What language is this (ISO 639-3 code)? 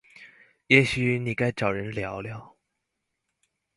zho